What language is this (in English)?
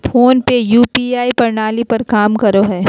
Magahi